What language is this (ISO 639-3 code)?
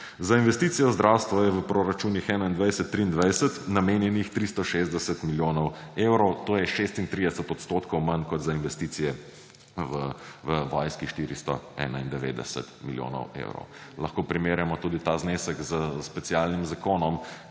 slv